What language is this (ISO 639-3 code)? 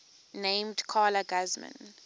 eng